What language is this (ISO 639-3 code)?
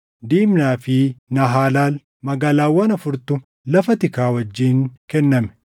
orm